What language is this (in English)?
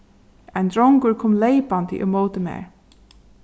Faroese